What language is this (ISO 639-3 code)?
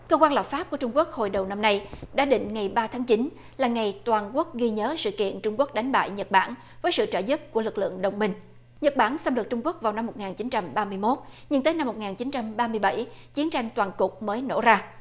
vie